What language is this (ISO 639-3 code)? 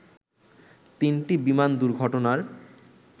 ben